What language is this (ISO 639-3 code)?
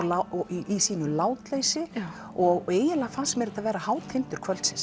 isl